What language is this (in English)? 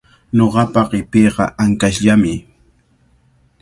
Cajatambo North Lima Quechua